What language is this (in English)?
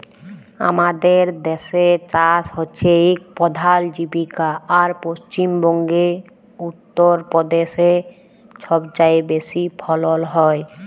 Bangla